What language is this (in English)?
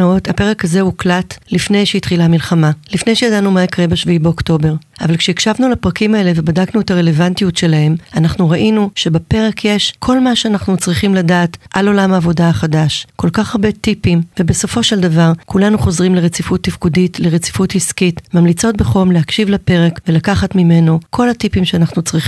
Hebrew